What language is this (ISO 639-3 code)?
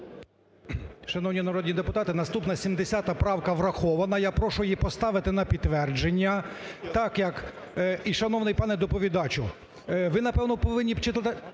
ukr